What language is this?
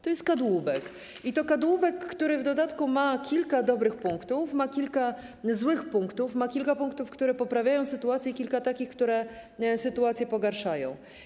Polish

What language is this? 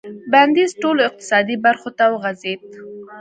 Pashto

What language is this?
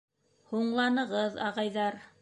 Bashkir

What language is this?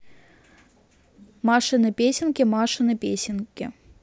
Russian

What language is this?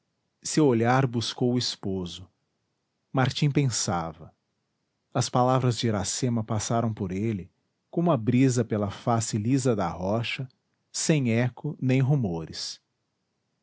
Portuguese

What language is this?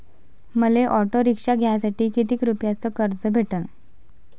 Marathi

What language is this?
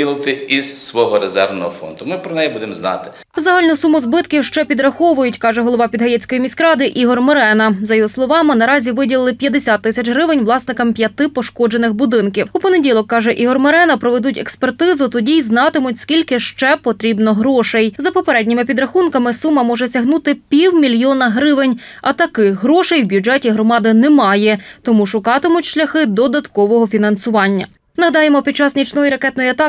Ukrainian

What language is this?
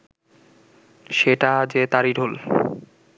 Bangla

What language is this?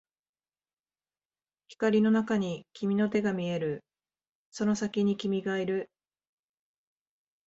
Japanese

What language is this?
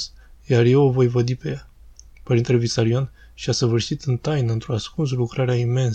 Romanian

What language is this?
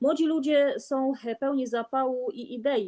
Polish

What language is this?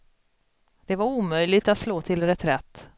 Swedish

